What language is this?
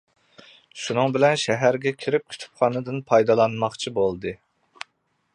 Uyghur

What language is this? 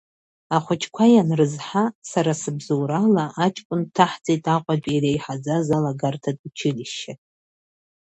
Abkhazian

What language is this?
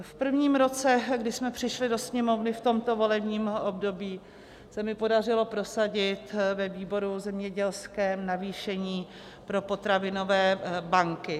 Czech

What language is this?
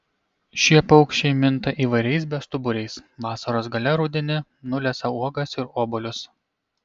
Lithuanian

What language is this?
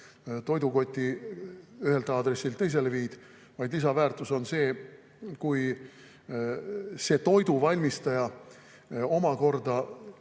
Estonian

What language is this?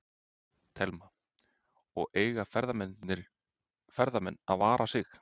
Icelandic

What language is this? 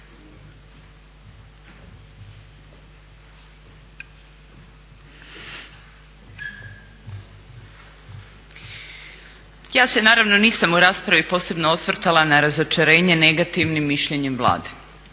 Croatian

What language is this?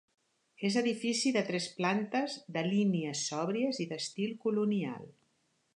Catalan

